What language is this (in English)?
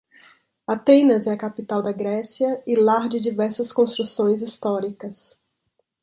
Portuguese